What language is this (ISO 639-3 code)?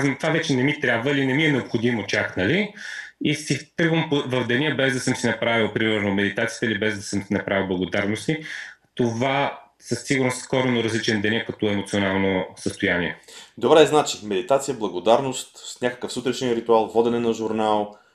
bul